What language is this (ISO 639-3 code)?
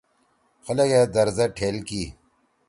trw